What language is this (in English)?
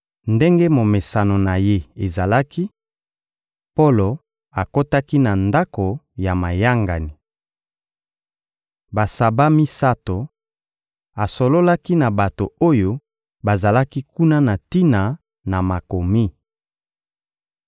Lingala